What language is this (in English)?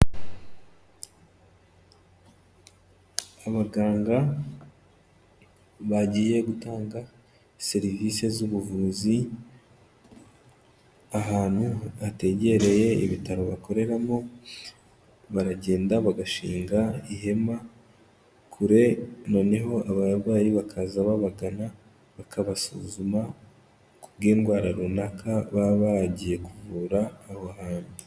Kinyarwanda